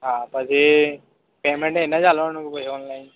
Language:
Gujarati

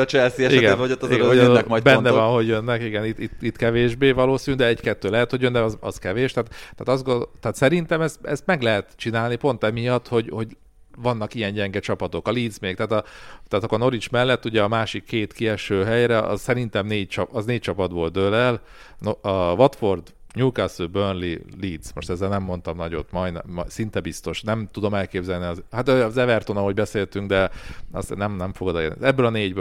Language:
Hungarian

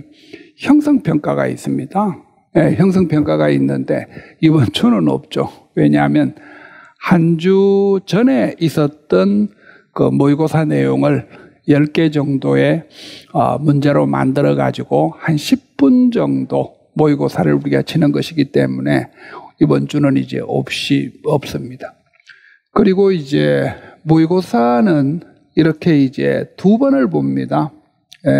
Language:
Korean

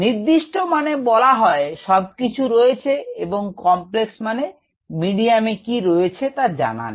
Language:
Bangla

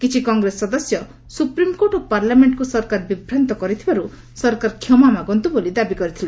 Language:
Odia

